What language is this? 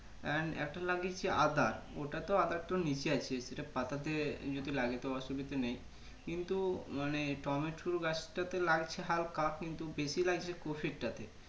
Bangla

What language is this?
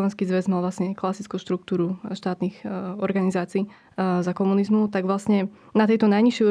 Slovak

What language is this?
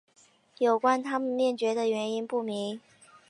Chinese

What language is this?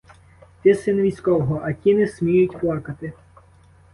Ukrainian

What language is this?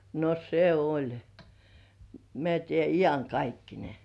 Finnish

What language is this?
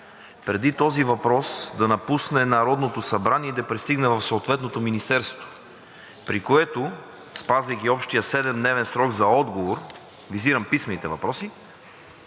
Bulgarian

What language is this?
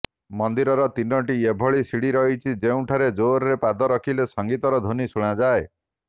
Odia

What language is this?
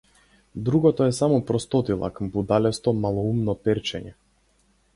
Macedonian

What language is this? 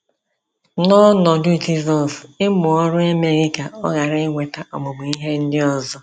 Igbo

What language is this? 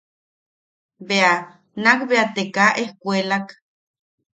Yaqui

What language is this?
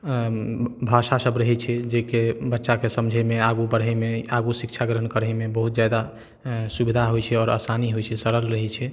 Maithili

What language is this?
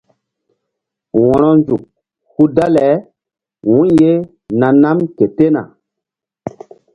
Mbum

